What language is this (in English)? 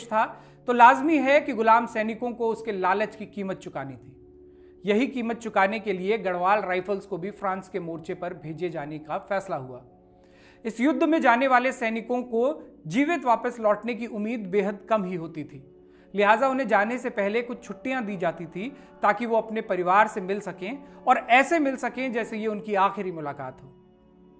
Hindi